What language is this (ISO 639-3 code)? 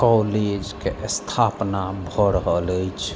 mai